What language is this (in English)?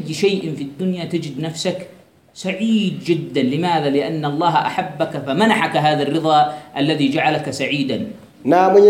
Swahili